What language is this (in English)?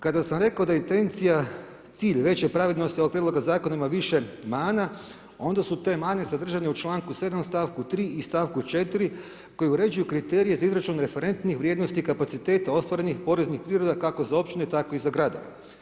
Croatian